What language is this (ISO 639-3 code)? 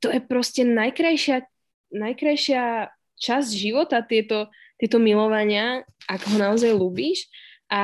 slk